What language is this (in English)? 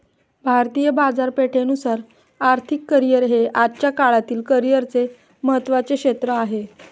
Marathi